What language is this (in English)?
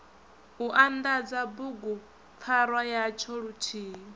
Venda